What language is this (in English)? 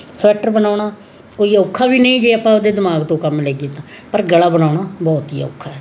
Punjabi